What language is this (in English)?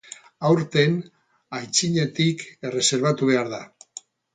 Basque